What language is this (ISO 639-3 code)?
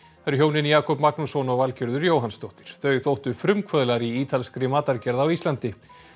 isl